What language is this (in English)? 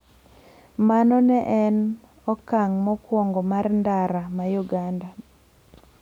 Luo (Kenya and Tanzania)